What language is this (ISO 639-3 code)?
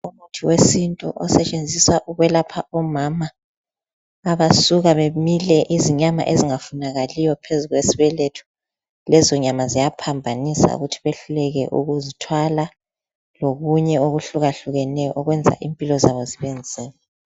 nde